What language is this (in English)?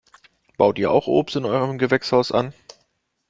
German